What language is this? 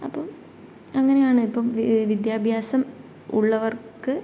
Malayalam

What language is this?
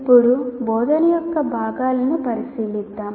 Telugu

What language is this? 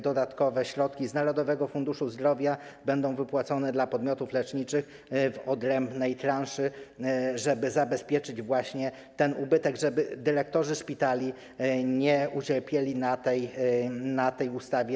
Polish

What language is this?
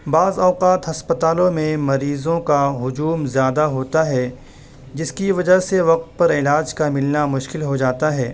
Urdu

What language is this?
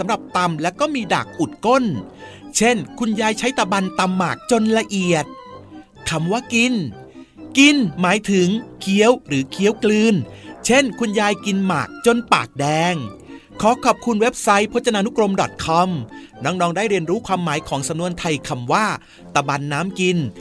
Thai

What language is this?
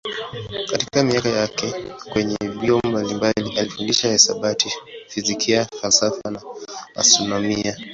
Swahili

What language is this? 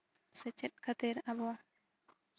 Santali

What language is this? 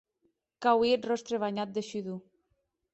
Occitan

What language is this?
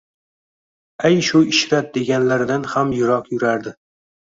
Uzbek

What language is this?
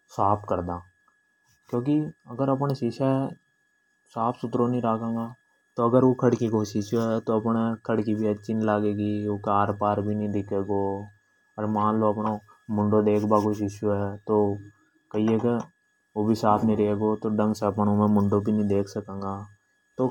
Hadothi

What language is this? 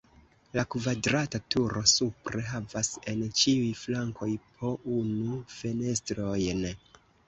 Esperanto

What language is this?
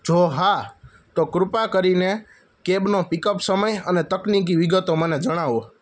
Gujarati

